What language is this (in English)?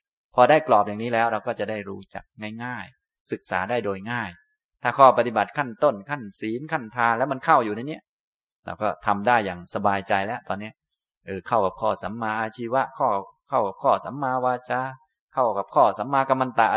Thai